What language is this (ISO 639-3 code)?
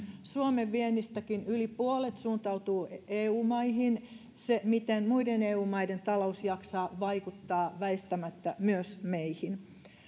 fin